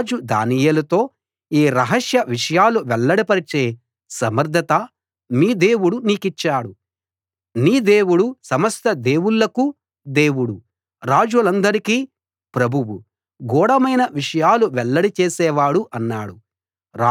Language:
Telugu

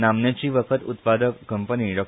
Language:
Konkani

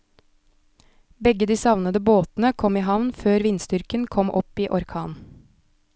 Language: Norwegian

